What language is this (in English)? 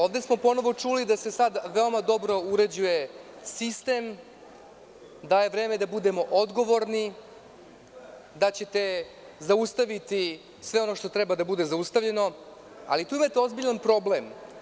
Serbian